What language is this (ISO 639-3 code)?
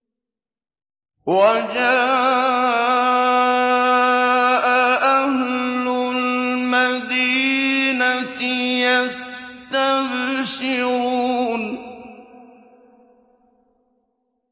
ara